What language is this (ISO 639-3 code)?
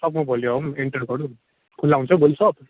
nep